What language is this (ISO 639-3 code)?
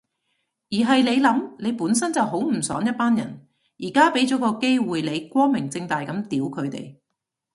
yue